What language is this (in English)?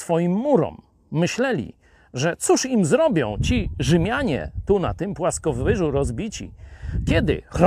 Polish